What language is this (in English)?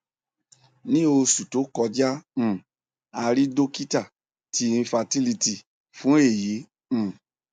Yoruba